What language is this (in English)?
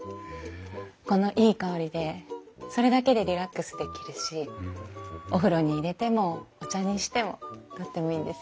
Japanese